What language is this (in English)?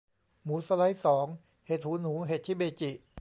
Thai